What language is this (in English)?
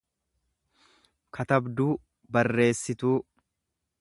Oromo